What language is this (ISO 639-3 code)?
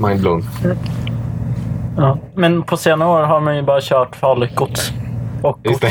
swe